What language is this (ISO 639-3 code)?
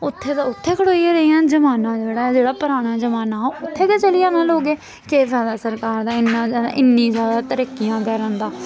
doi